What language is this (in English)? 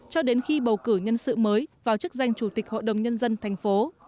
Vietnamese